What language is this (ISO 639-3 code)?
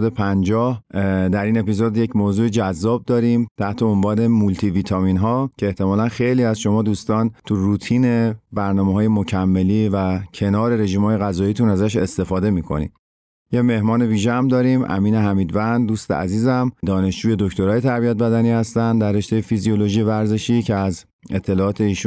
fas